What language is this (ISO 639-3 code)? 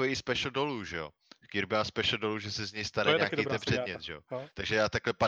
ces